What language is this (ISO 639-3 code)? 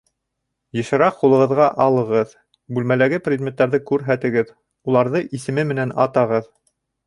bak